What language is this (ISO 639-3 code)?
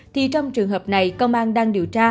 vie